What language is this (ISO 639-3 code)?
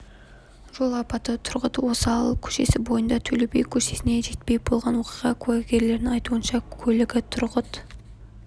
kaz